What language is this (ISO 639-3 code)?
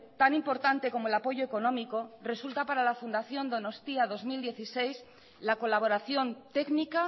spa